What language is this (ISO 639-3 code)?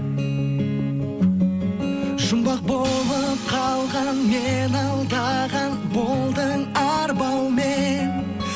kaz